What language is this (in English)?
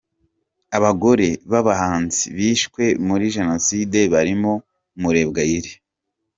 Kinyarwanda